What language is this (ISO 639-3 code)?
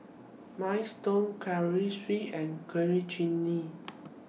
eng